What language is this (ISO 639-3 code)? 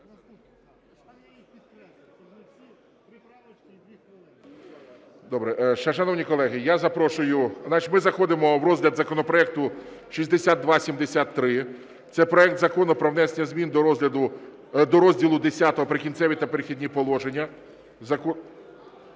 ukr